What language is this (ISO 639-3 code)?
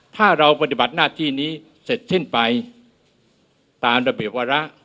tha